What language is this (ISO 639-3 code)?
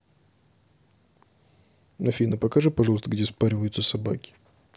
rus